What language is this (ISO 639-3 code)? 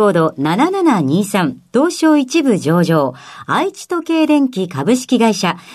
jpn